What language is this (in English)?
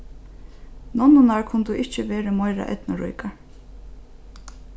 Faroese